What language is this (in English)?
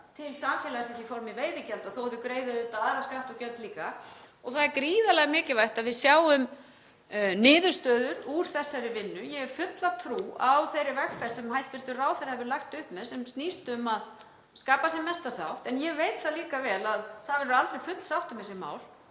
Icelandic